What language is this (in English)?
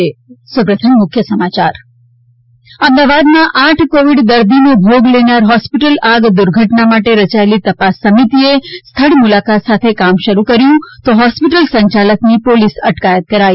Gujarati